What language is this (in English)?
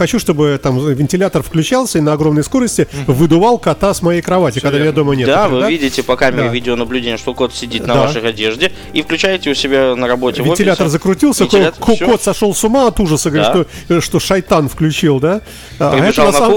Russian